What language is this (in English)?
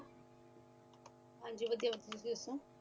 Punjabi